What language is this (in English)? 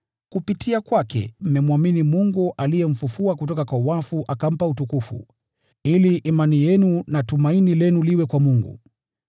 Swahili